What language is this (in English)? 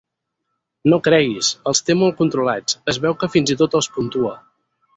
Catalan